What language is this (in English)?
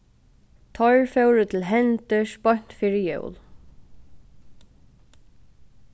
Faroese